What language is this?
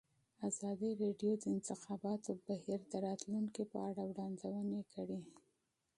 Pashto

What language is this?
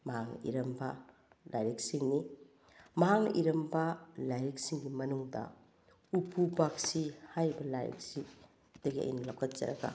Manipuri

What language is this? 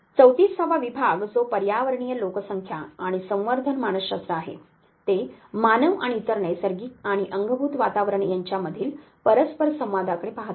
Marathi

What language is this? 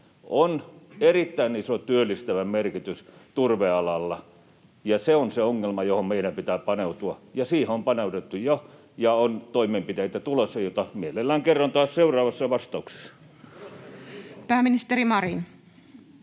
Finnish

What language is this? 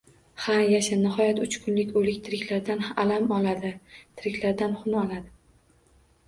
Uzbek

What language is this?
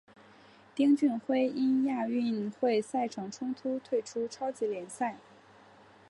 Chinese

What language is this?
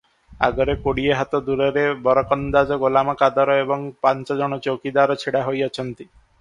Odia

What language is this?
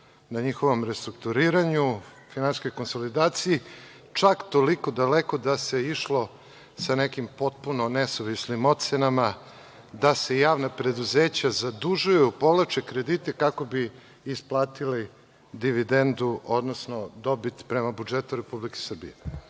Serbian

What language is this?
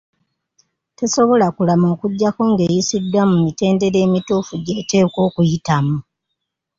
Ganda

